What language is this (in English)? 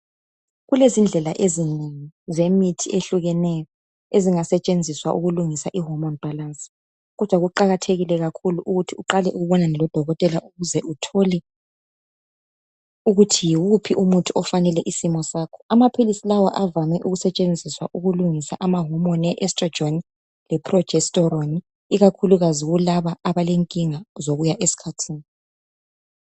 North Ndebele